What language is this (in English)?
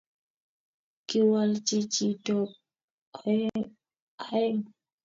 Kalenjin